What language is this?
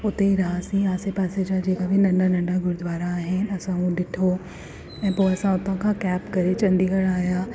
Sindhi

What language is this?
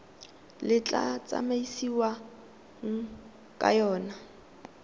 Tswana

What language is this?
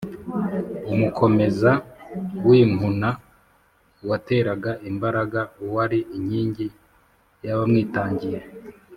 Kinyarwanda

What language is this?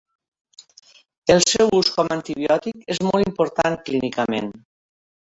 Catalan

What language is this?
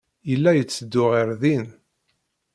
Kabyle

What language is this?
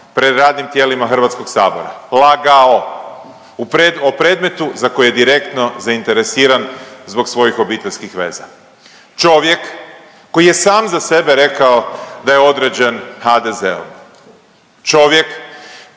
Croatian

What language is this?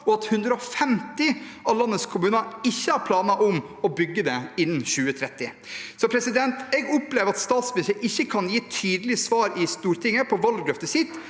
Norwegian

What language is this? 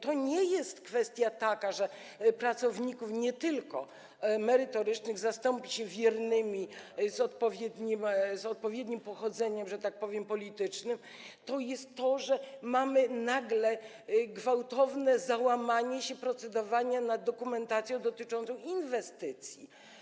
Polish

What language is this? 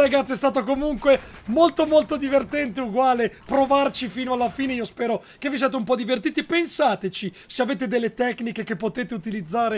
Italian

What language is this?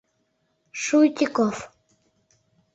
Mari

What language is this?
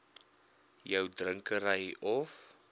Afrikaans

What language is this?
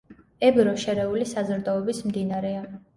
Georgian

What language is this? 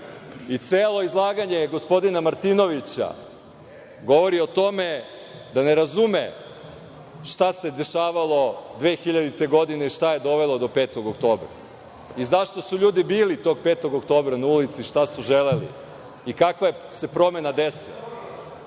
Serbian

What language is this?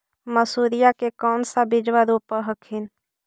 Magahi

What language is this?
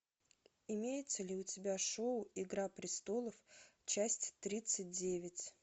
Russian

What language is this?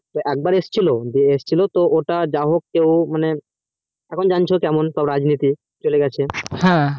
Bangla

